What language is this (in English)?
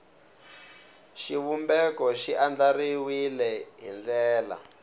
Tsonga